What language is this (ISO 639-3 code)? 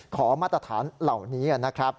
tha